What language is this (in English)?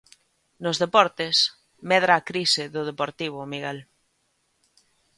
Galician